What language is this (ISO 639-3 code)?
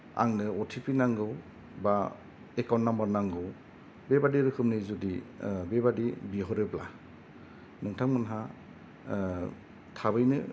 brx